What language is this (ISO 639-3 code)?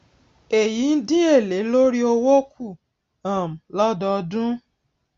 yor